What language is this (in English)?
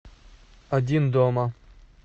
Russian